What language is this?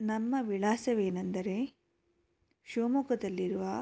Kannada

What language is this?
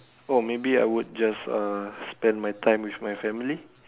English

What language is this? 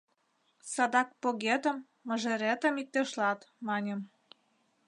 Mari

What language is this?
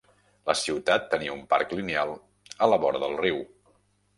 Catalan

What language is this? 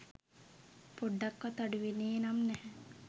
Sinhala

